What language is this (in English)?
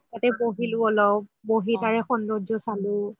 Assamese